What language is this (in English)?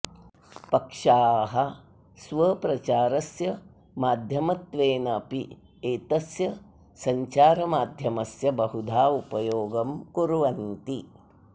Sanskrit